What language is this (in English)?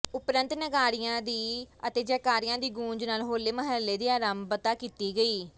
Punjabi